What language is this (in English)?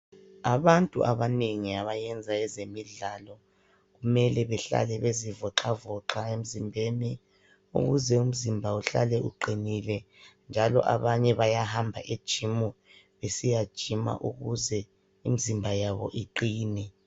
North Ndebele